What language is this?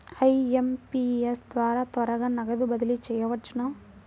Telugu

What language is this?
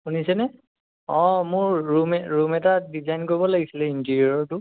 Assamese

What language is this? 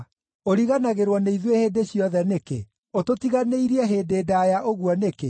Kikuyu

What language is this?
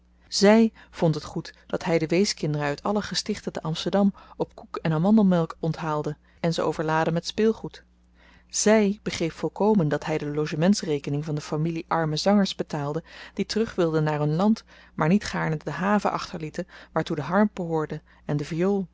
Dutch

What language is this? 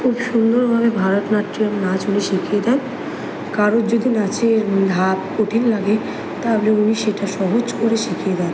Bangla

